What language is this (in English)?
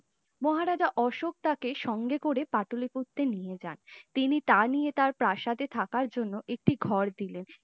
Bangla